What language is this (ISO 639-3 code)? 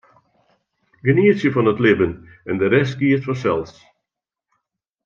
fry